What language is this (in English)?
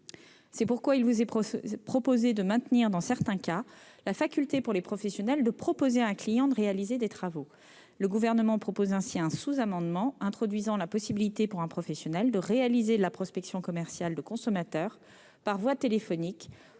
French